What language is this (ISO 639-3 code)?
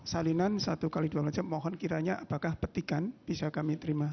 ind